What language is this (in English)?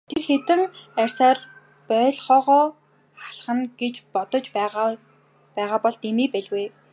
Mongolian